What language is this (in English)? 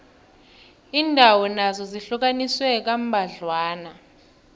South Ndebele